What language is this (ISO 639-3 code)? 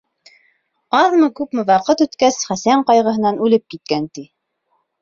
bak